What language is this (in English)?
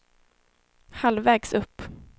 Swedish